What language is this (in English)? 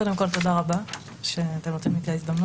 Hebrew